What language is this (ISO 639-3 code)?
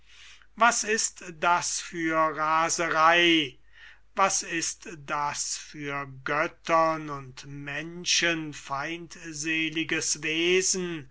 deu